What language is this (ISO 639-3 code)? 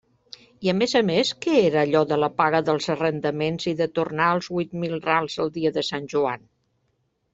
cat